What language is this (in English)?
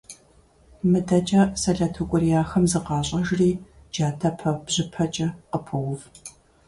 Kabardian